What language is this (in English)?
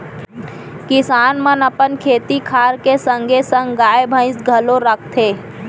Chhattisgarhi